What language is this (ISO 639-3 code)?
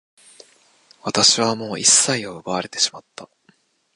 jpn